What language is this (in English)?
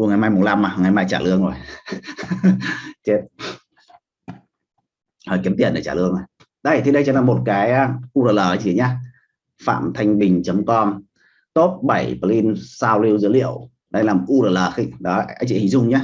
Vietnamese